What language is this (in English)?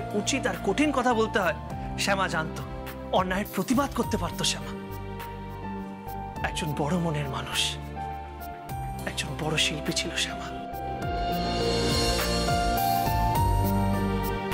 Hindi